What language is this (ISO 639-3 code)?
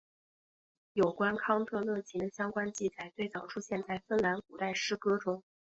zho